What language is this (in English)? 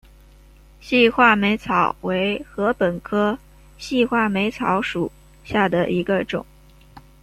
Chinese